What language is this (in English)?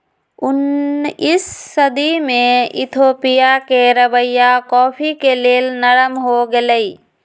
Magahi